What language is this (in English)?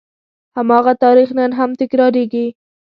Pashto